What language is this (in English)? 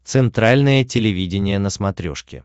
Russian